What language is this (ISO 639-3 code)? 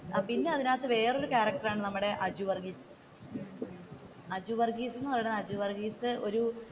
mal